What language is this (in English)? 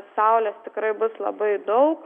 Lithuanian